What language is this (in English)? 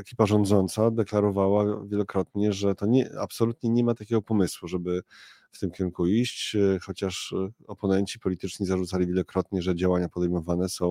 Polish